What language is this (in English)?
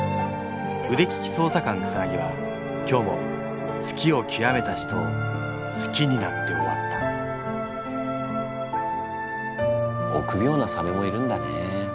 Japanese